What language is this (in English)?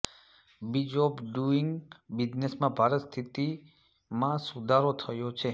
Gujarati